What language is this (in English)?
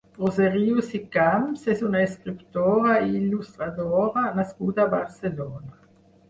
Catalan